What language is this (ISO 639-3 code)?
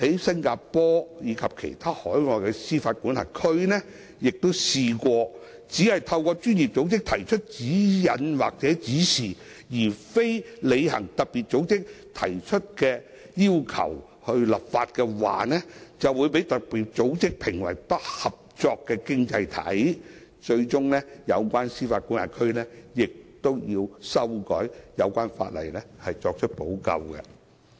yue